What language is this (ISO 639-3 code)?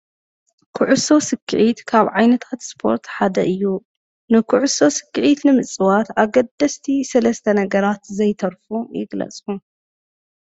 tir